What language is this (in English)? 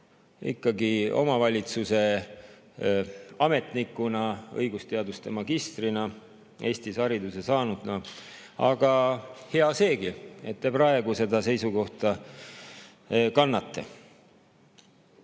Estonian